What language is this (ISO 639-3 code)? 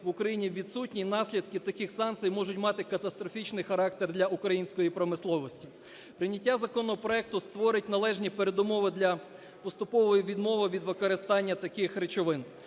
ukr